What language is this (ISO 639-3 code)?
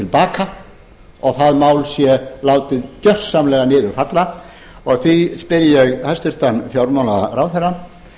isl